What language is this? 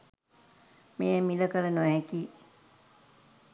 Sinhala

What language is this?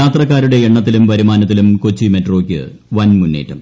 Malayalam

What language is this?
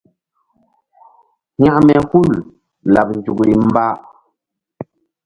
Mbum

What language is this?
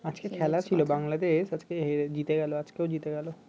Bangla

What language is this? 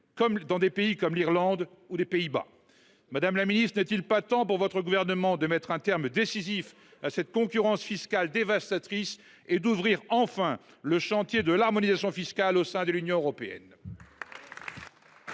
French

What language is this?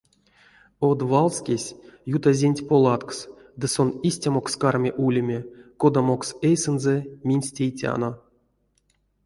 Erzya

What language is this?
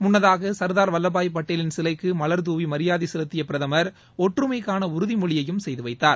Tamil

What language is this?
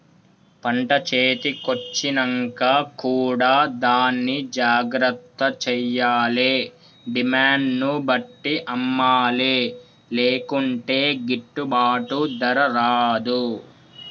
Telugu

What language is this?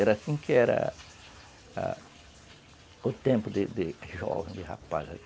Portuguese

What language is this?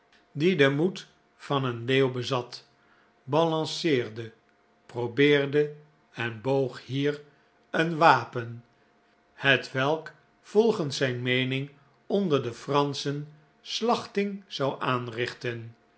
Dutch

